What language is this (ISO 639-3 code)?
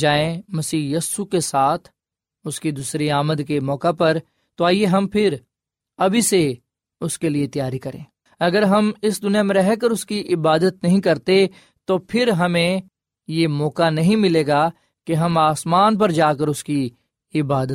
urd